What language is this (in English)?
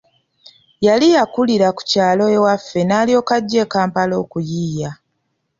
Ganda